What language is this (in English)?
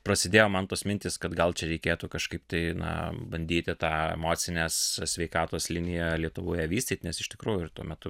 Lithuanian